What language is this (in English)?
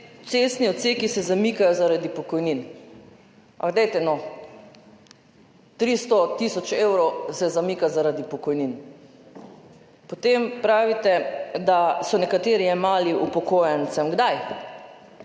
Slovenian